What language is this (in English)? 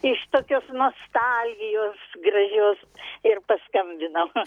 Lithuanian